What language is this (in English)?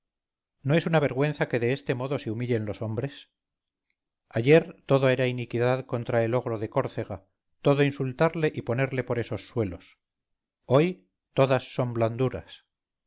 Spanish